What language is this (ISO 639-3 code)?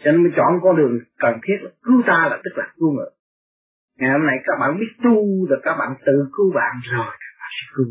vie